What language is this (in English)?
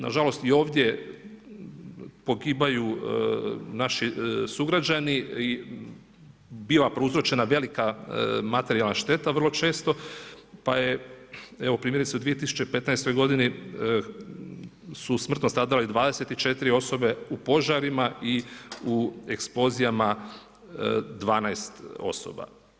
Croatian